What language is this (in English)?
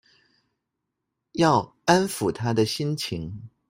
Chinese